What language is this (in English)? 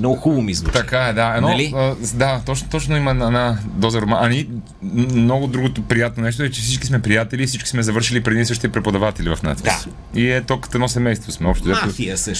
Bulgarian